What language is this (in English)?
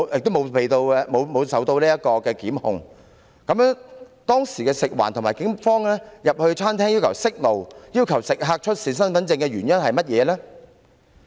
Cantonese